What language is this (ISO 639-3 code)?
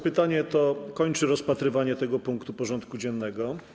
pol